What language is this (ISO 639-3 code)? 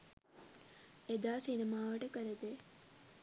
sin